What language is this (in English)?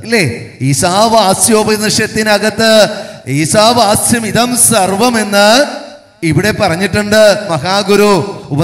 Malayalam